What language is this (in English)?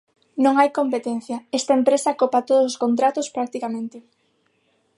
Galician